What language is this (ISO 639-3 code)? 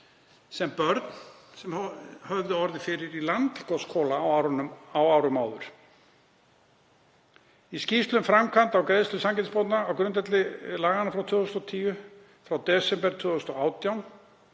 isl